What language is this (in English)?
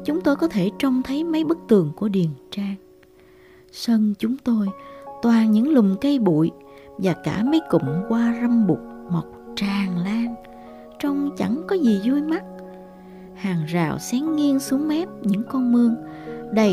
Vietnamese